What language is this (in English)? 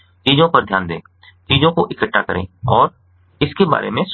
Hindi